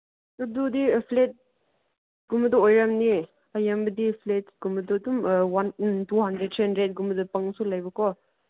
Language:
Manipuri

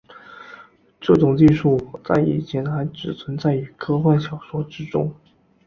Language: Chinese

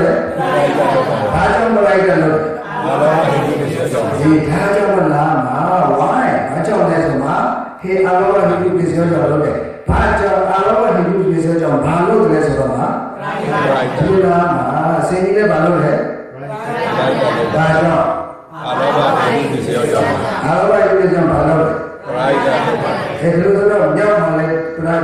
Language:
Indonesian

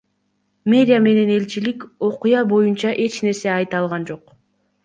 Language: Kyrgyz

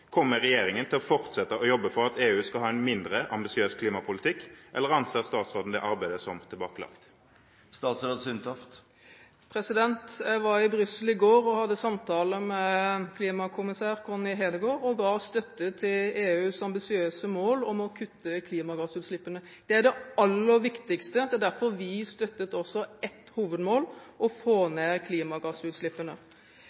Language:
Norwegian Bokmål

